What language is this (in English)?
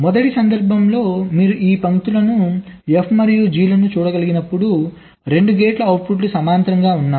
Telugu